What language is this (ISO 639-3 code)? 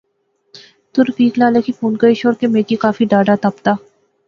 phr